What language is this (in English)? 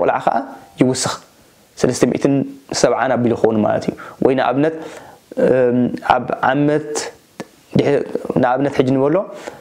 Arabic